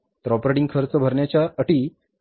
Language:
Marathi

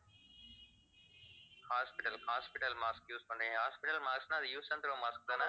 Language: Tamil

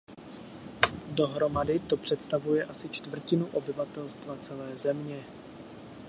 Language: Czech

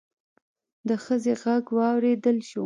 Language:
Pashto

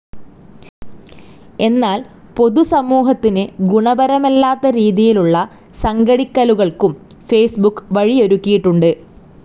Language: Malayalam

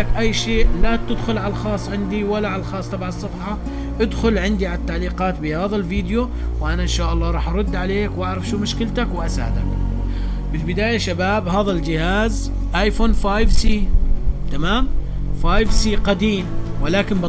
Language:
Arabic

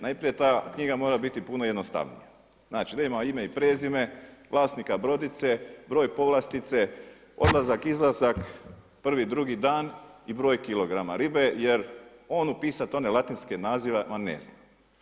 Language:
Croatian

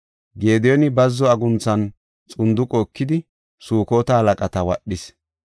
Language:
Gofa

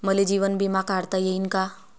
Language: Marathi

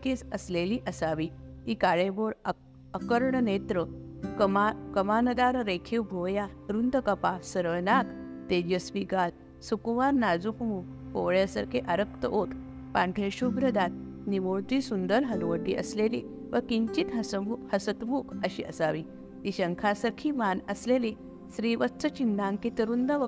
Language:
Marathi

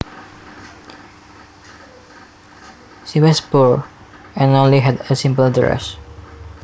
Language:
Javanese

